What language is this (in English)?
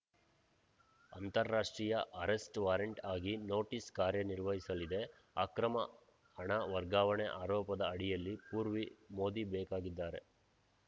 Kannada